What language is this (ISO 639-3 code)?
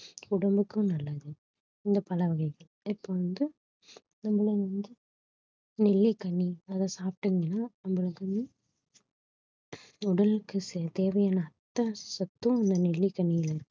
tam